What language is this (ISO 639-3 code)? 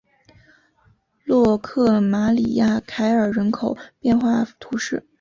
zho